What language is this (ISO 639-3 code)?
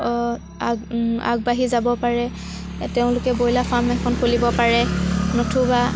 asm